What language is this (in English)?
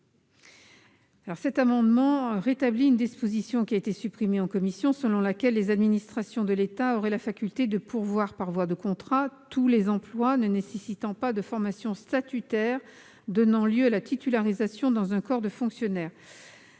French